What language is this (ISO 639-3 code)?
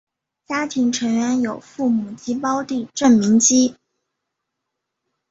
zho